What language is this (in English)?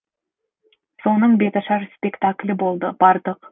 Kazakh